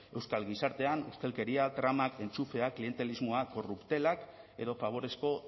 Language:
Basque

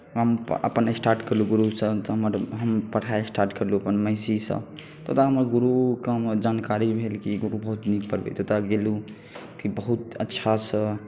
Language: Maithili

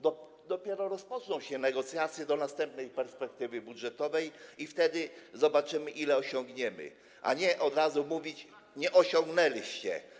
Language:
Polish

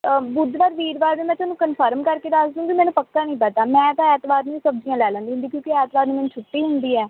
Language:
Punjabi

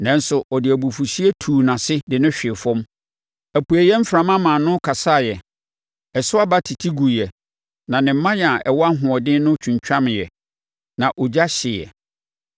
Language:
Akan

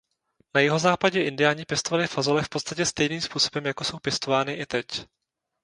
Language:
Czech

